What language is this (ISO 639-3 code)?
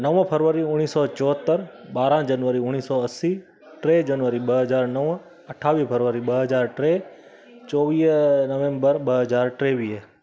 snd